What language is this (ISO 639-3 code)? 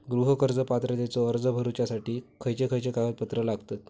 mar